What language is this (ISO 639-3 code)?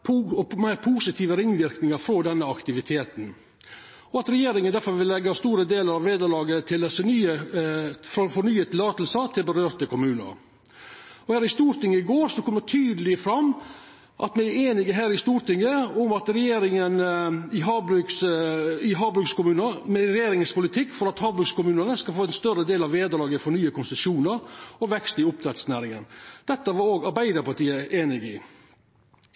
nno